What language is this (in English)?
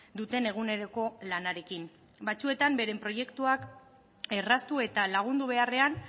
Basque